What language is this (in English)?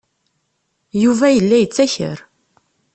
Kabyle